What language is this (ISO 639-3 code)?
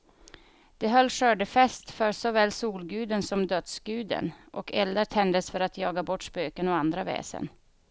swe